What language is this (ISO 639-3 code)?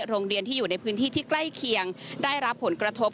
tha